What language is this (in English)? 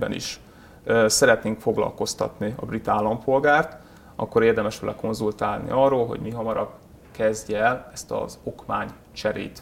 Hungarian